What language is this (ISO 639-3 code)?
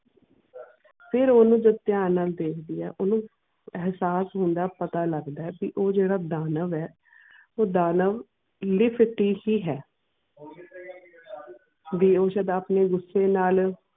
pan